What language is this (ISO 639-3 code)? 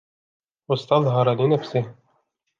ara